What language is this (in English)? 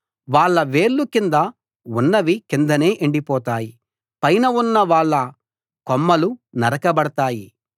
Telugu